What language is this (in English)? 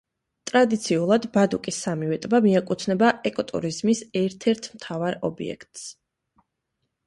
Georgian